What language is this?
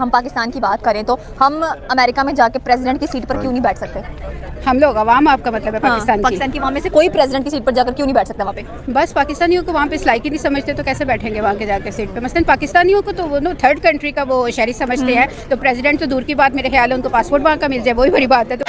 Hindi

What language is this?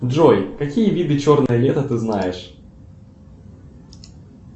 Russian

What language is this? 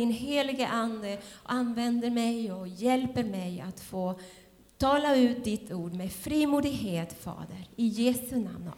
Swedish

